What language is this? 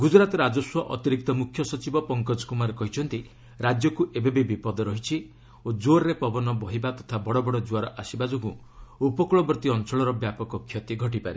Odia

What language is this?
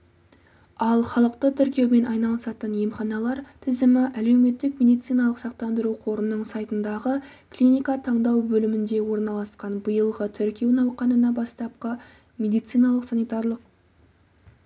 Kazakh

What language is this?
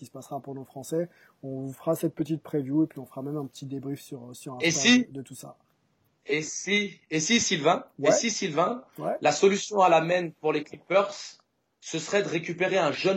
French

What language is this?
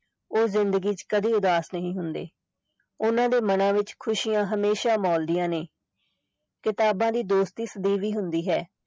Punjabi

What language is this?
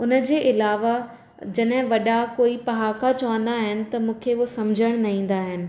Sindhi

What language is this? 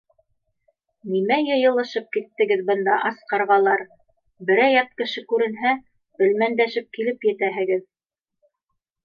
Bashkir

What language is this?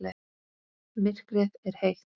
Icelandic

